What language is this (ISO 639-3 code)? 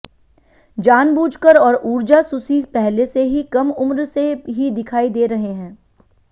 hin